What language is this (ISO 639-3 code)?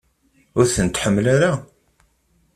kab